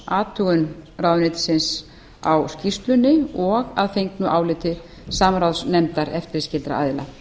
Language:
Icelandic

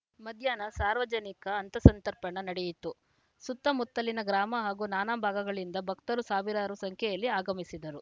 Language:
Kannada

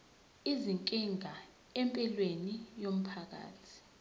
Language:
Zulu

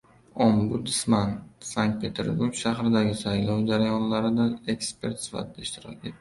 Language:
Uzbek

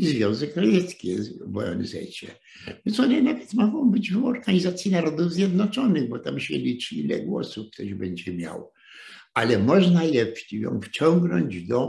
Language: Polish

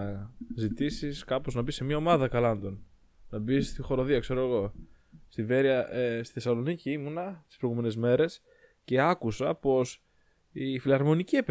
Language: Greek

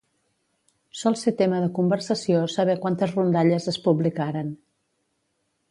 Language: Catalan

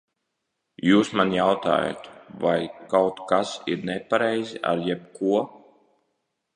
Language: Latvian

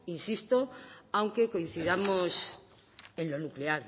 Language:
Spanish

